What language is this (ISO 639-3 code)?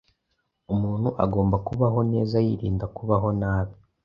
kin